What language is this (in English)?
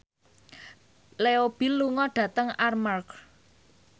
Javanese